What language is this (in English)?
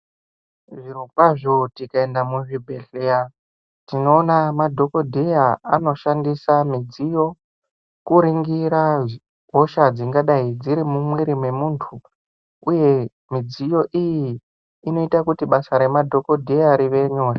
Ndau